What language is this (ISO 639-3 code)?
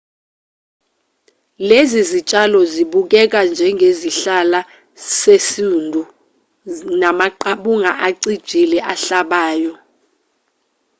zul